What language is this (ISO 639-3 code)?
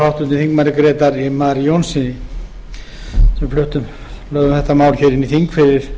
isl